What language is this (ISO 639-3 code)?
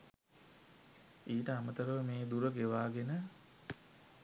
sin